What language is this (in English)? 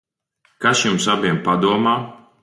Latvian